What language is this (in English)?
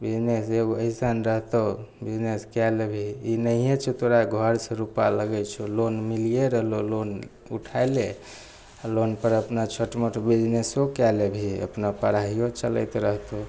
Maithili